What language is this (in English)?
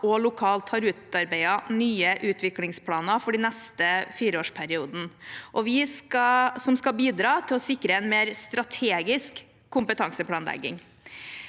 Norwegian